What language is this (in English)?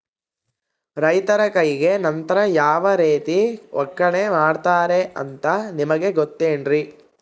Kannada